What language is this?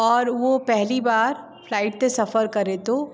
Sindhi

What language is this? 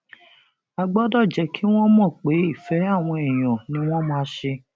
Yoruba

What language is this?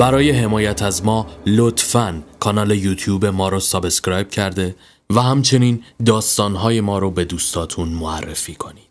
Persian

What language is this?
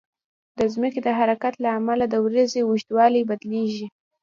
Pashto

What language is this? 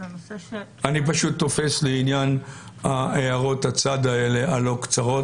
Hebrew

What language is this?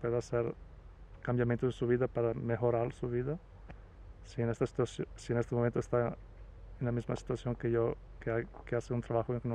Spanish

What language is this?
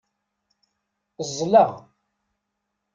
Kabyle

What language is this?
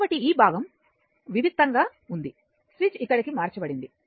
Telugu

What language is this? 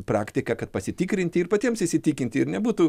Lithuanian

